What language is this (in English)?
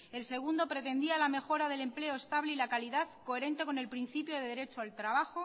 Spanish